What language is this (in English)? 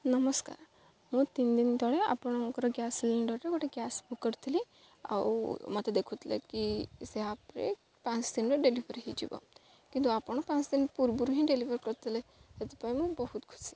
Odia